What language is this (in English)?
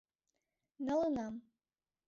Mari